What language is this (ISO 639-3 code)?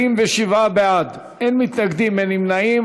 heb